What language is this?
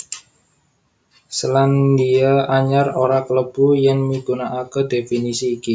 Javanese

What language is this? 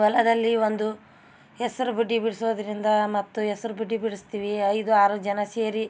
Kannada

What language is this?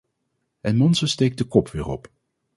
Dutch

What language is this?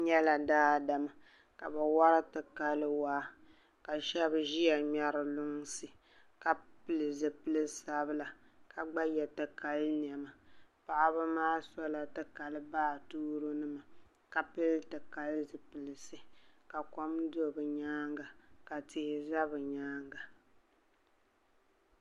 Dagbani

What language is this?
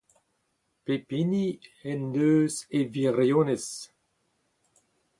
Breton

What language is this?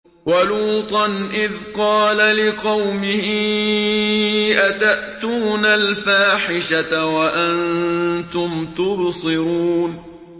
Arabic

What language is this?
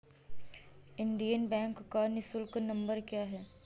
Hindi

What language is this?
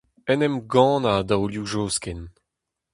Breton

